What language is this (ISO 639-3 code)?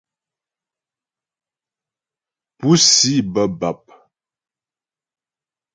bbj